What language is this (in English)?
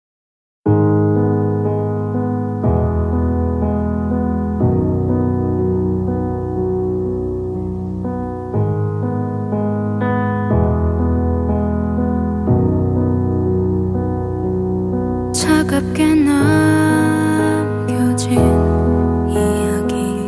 Korean